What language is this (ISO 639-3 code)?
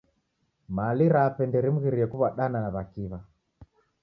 dav